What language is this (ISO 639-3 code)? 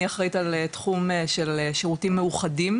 heb